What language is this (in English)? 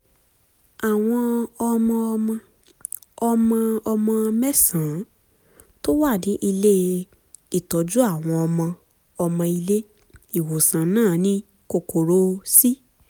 Yoruba